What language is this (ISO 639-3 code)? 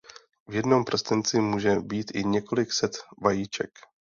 ces